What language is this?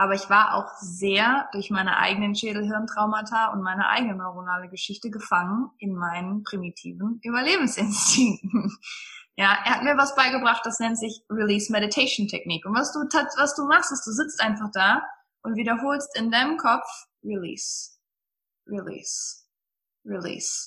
German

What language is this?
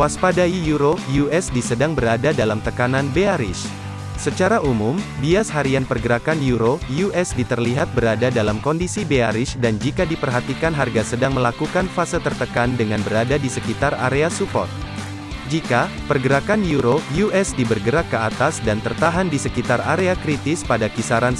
Indonesian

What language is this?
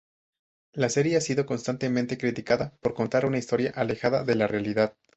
Spanish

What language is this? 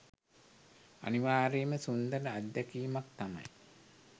Sinhala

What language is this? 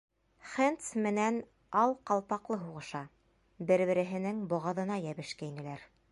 Bashkir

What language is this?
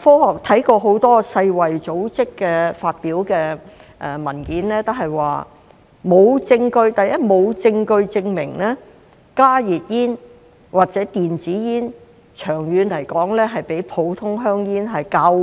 Cantonese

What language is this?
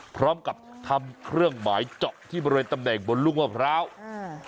Thai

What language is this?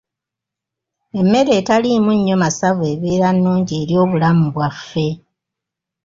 Ganda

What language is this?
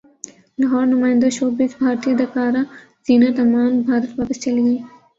Urdu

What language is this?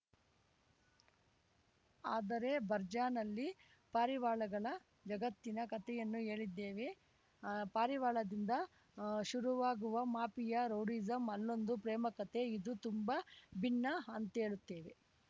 Kannada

